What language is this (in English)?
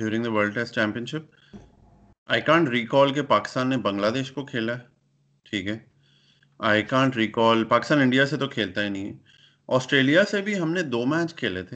Urdu